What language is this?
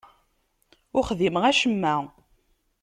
Kabyle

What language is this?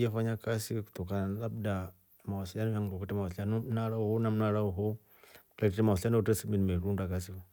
Rombo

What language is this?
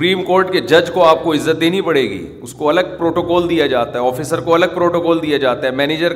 Urdu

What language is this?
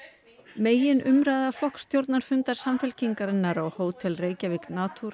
Icelandic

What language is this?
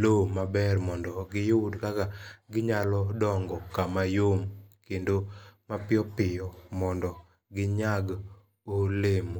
Luo (Kenya and Tanzania)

